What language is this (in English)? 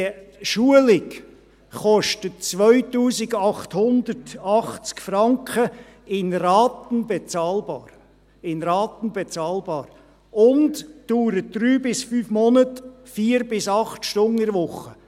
Swiss German